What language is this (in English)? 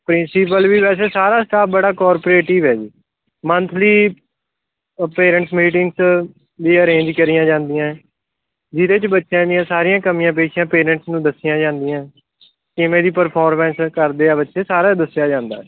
Punjabi